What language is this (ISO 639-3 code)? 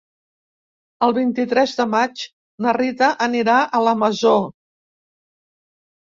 cat